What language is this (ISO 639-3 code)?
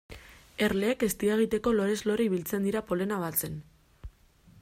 eus